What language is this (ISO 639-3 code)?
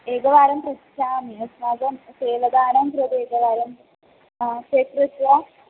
san